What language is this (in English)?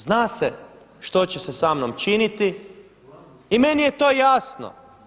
Croatian